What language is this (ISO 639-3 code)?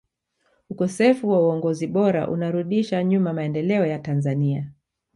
swa